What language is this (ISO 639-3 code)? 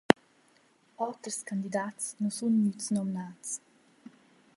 roh